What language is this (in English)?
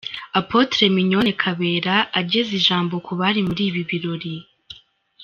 Kinyarwanda